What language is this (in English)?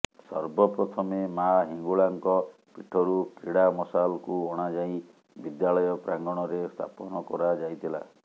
Odia